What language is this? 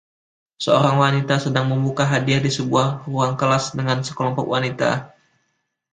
Indonesian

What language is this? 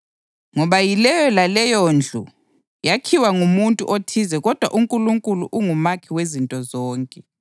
North Ndebele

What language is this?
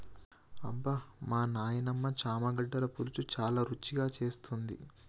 Telugu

